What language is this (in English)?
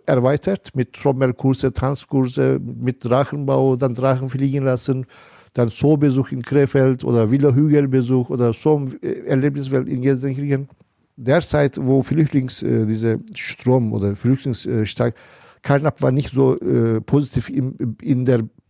German